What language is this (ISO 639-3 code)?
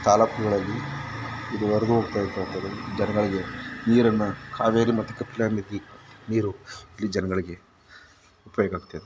kan